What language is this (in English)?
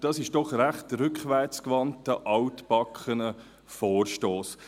Swiss German